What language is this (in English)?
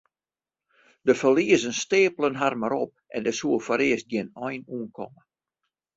Western Frisian